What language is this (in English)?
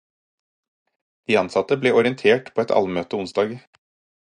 Norwegian Bokmål